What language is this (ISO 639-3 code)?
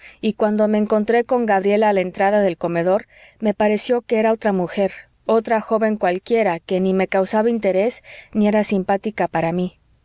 spa